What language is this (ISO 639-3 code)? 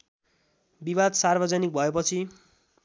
nep